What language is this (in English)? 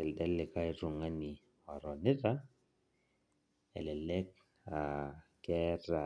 Masai